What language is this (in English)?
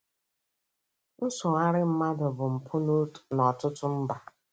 Igbo